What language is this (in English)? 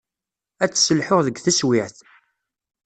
Kabyle